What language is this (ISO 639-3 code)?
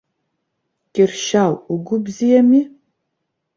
abk